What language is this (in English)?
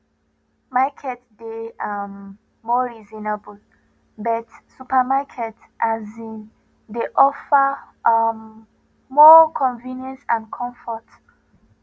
Nigerian Pidgin